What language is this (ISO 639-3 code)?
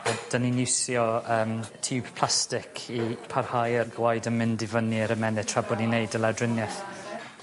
cym